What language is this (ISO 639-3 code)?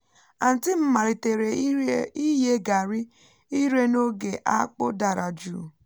ibo